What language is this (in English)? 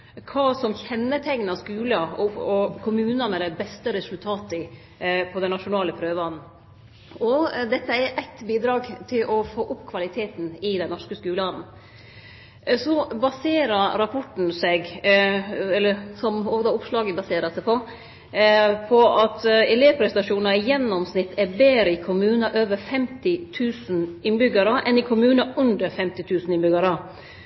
Norwegian Nynorsk